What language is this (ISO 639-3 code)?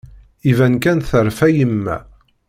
kab